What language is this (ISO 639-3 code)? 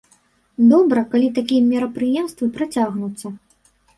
bel